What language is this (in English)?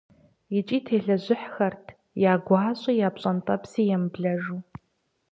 Kabardian